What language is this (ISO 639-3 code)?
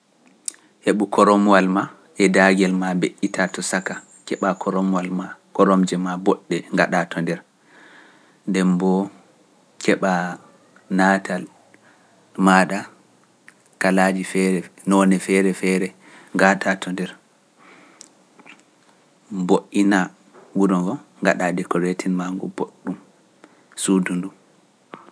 fuf